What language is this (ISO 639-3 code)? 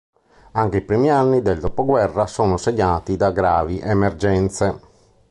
ita